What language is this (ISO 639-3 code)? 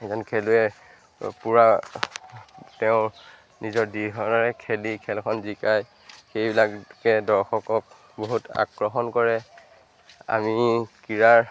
asm